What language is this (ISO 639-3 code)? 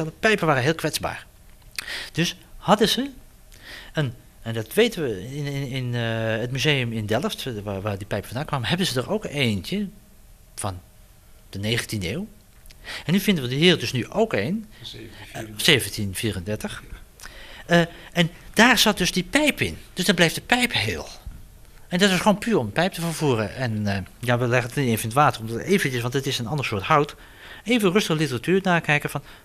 nld